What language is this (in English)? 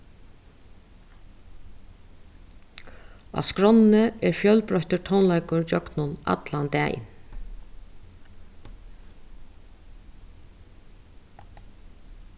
Faroese